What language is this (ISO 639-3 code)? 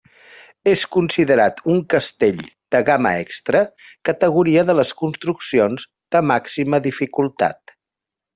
cat